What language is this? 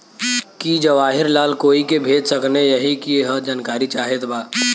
Bhojpuri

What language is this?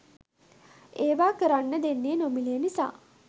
Sinhala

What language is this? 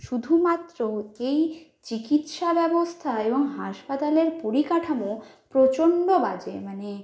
Bangla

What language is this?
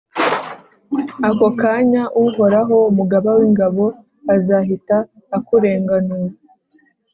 Kinyarwanda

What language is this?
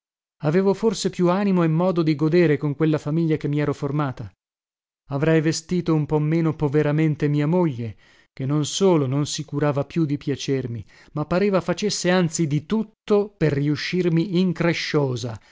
Italian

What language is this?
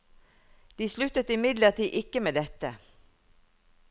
Norwegian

